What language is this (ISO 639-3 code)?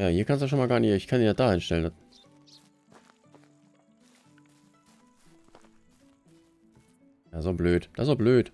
deu